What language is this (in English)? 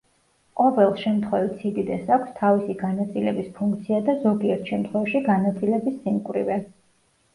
Georgian